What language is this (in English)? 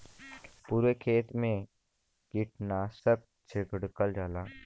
Bhojpuri